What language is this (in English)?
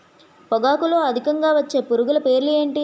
Telugu